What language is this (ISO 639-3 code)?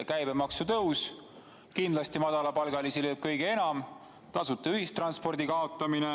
est